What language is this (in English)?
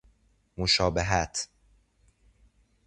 Persian